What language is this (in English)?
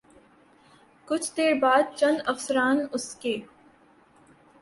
Urdu